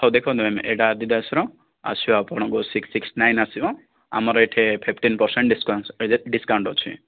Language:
Odia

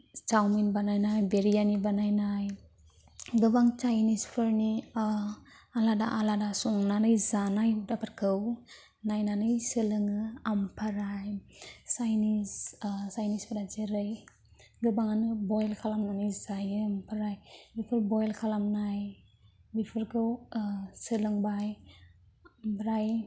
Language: Bodo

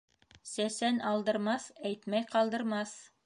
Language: Bashkir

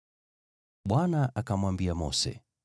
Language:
Swahili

